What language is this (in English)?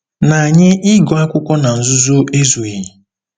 Igbo